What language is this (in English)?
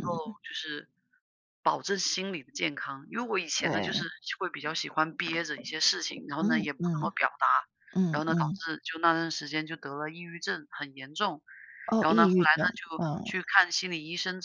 Chinese